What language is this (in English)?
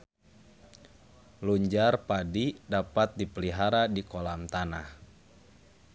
Sundanese